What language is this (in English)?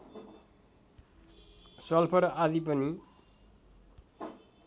Nepali